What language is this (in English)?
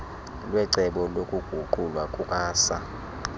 Xhosa